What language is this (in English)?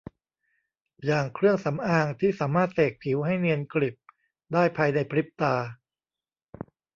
Thai